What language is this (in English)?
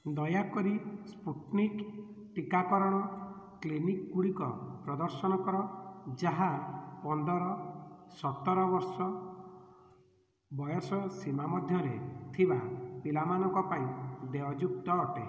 Odia